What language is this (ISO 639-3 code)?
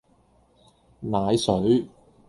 yue